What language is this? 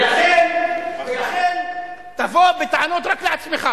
Hebrew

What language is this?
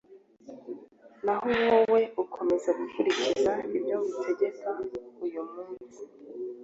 Kinyarwanda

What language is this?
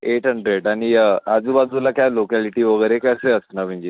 Marathi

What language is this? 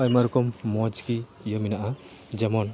Santali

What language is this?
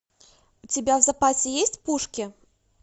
Russian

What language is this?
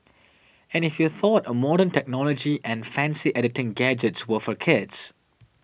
English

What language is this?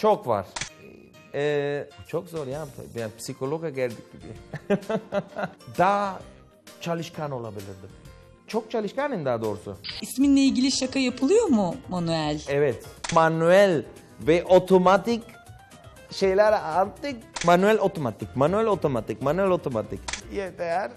Turkish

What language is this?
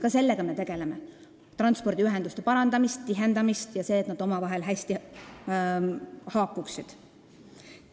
Estonian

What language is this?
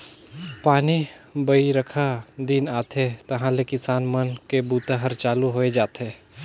Chhattisgarhi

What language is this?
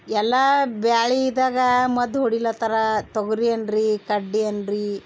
Kannada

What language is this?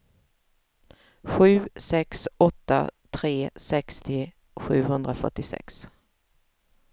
Swedish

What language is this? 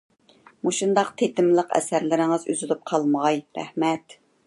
Uyghur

